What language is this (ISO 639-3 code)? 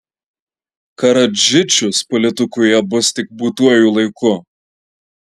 lit